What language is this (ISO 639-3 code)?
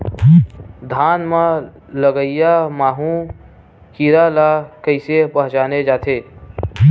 hne